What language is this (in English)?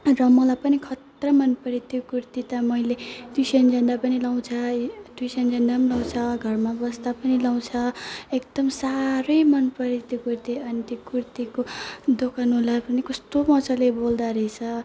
Nepali